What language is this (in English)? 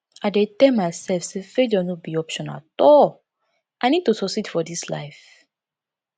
Nigerian Pidgin